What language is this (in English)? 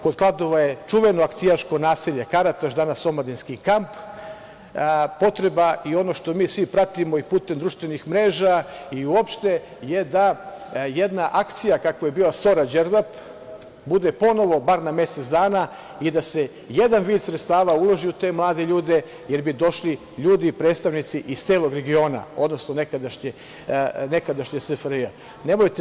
Serbian